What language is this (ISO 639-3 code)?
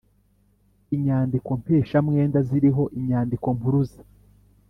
kin